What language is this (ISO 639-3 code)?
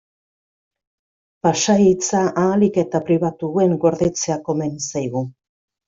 eus